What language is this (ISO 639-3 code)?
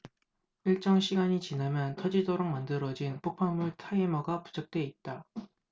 kor